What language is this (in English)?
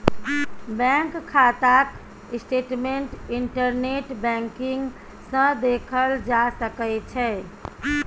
Maithili